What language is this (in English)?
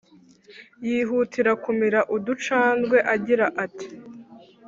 Kinyarwanda